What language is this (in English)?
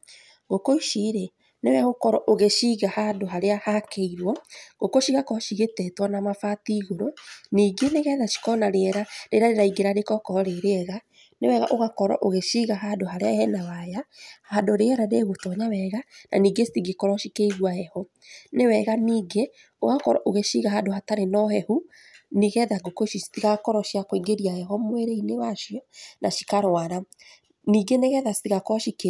Kikuyu